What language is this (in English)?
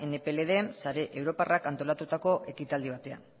Basque